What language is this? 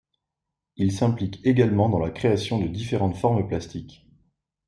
French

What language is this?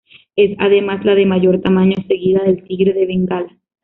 Spanish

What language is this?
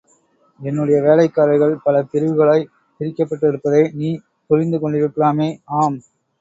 Tamil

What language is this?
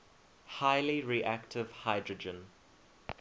English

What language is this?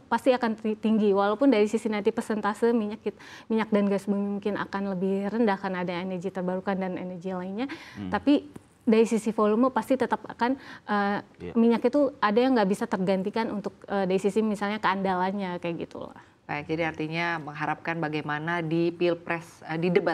Indonesian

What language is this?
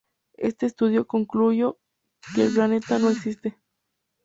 Spanish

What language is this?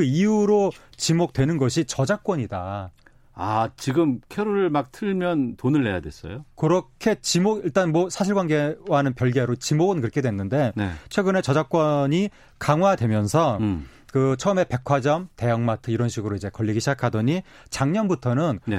Korean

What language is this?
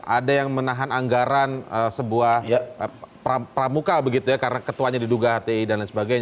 Indonesian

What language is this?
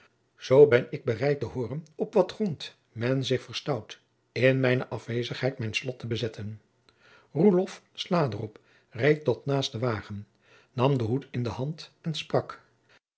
Dutch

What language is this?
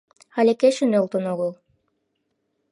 Mari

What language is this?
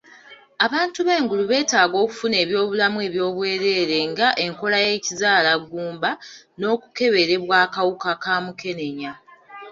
Ganda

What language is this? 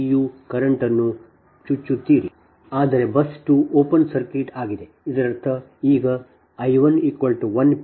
Kannada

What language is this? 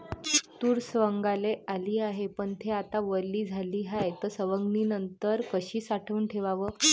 Marathi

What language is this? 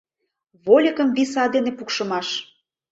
Mari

